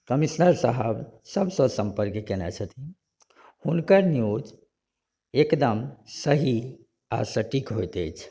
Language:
Maithili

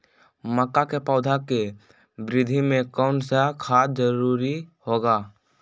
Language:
Magahi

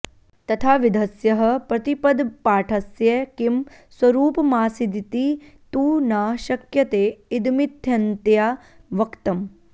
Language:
Sanskrit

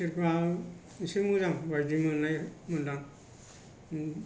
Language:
Bodo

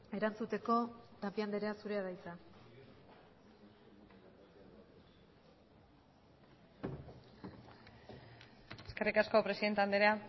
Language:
Basque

